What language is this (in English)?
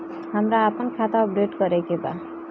Bhojpuri